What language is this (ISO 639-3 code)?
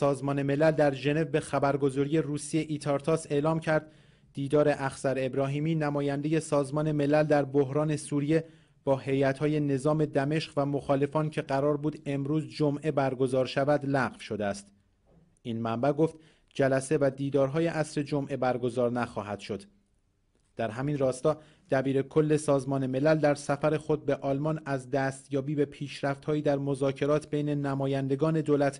fas